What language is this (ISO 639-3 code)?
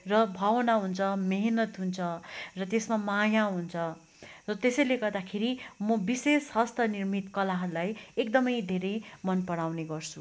nep